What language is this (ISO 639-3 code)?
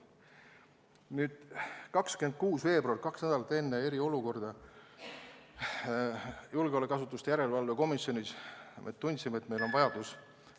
est